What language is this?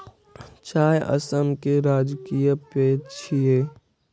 Maithili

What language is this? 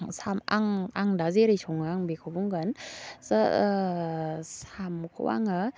Bodo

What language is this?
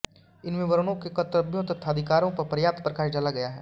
Hindi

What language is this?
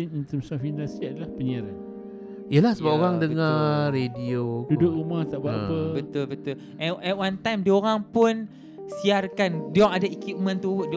Malay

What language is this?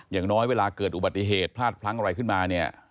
Thai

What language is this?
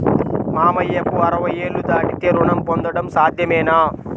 Telugu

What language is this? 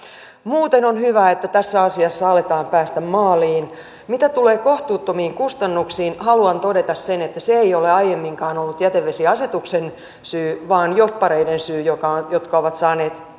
Finnish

